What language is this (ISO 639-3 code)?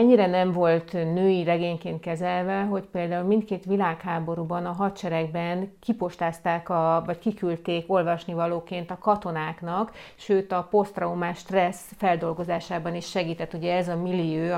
hun